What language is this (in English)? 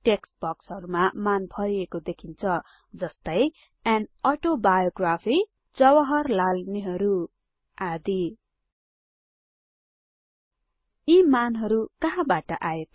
Nepali